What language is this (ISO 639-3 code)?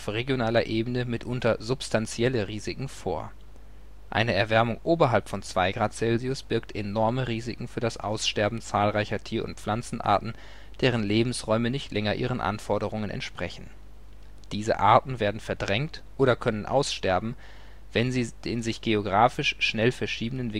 deu